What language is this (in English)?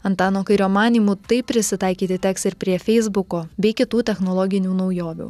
Lithuanian